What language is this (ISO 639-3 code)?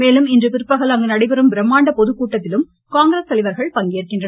tam